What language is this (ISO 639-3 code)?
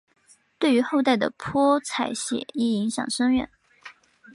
zho